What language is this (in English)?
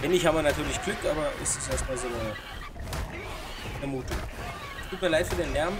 German